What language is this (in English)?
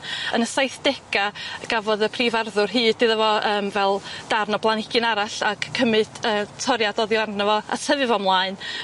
Welsh